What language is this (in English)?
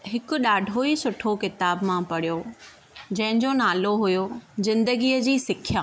Sindhi